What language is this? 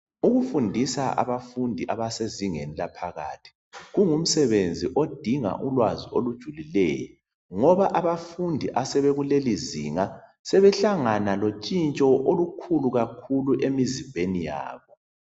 North Ndebele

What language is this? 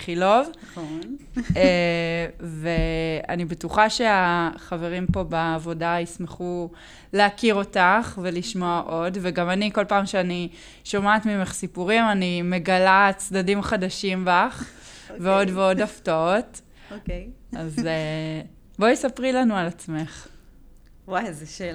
Hebrew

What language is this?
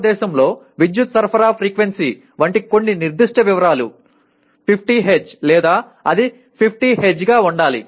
Telugu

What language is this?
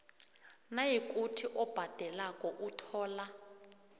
South Ndebele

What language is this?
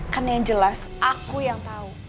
Indonesian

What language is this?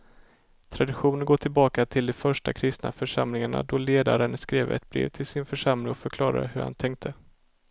Swedish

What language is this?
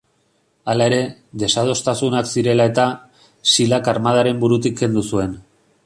Basque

